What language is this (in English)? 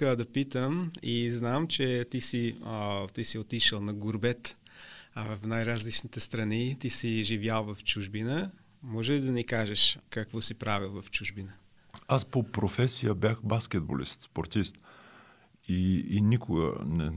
Bulgarian